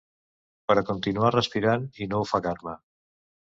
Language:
Catalan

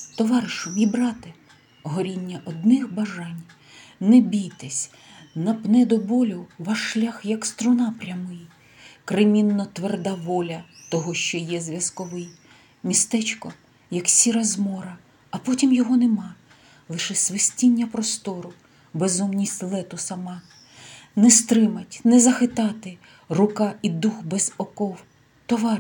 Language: Ukrainian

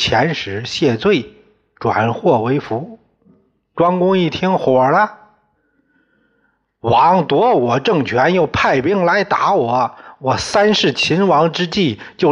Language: Chinese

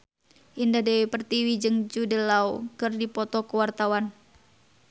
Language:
Sundanese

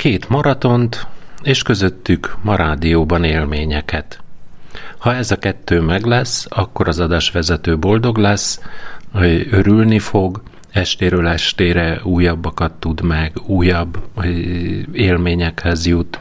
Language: Hungarian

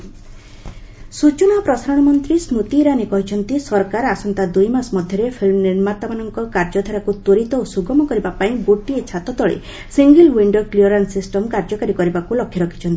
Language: Odia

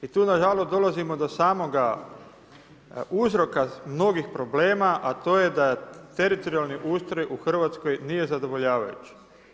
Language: Croatian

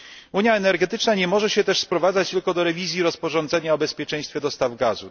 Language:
Polish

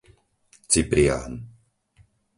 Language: Slovak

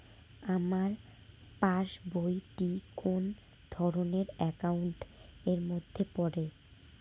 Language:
Bangla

